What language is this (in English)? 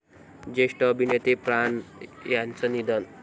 Marathi